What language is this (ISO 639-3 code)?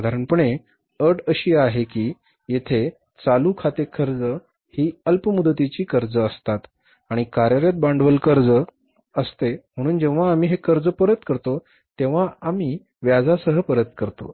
mar